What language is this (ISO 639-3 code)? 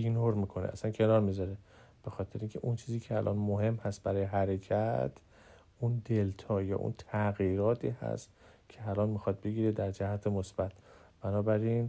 fas